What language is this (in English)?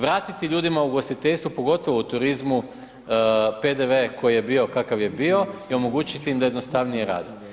Croatian